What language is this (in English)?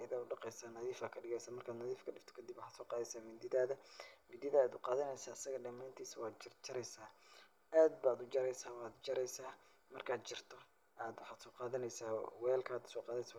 Somali